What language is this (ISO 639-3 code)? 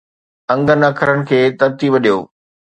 snd